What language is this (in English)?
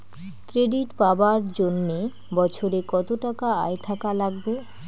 Bangla